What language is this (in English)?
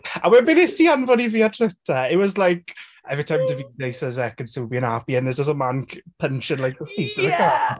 Welsh